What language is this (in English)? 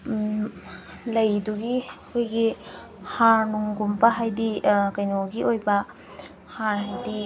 Manipuri